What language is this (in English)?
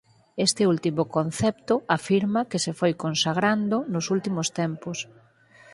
Galician